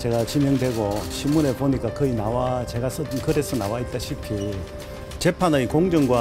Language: Korean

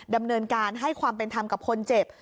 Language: Thai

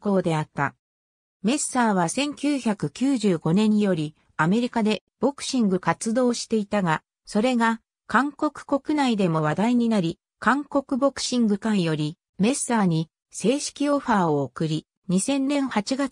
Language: Japanese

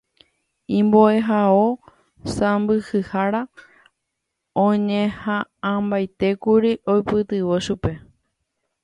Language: Guarani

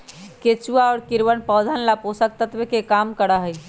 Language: Magahi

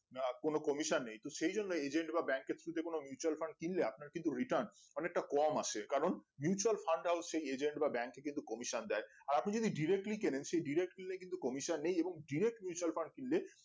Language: Bangla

